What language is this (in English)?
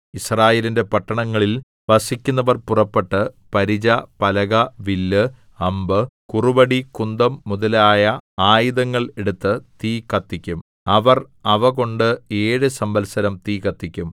Malayalam